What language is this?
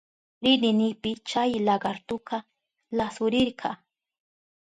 Southern Pastaza Quechua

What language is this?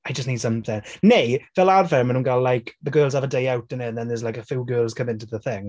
Welsh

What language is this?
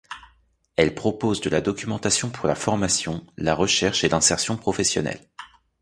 French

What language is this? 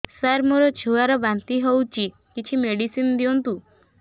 Odia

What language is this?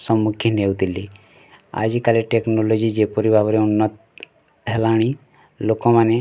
Odia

